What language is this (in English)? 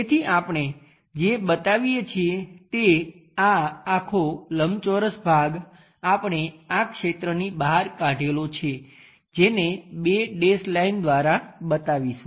Gujarati